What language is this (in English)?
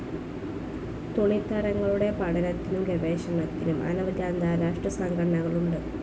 Malayalam